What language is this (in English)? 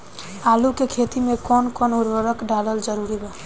Bhojpuri